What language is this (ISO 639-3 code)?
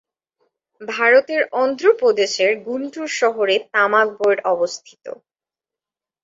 ben